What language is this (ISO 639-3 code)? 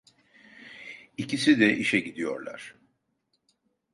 tur